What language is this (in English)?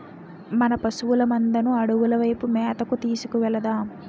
Telugu